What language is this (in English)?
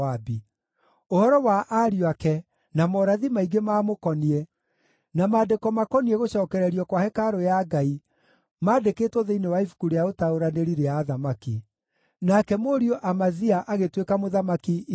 Kikuyu